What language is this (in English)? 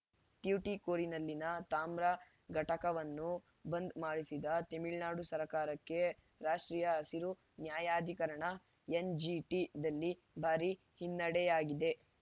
Kannada